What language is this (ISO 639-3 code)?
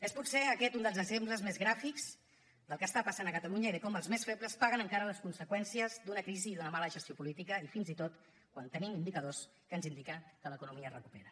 cat